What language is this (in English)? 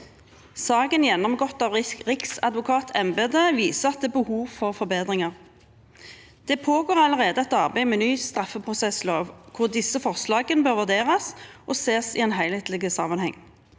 Norwegian